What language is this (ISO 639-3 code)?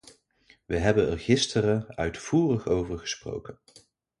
nld